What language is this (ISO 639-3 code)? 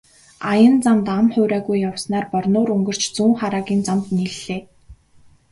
mon